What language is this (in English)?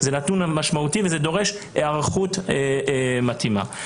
Hebrew